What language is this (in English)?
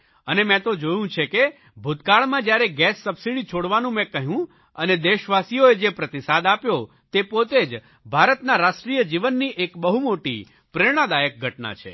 Gujarati